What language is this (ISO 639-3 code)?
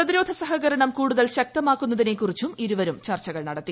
mal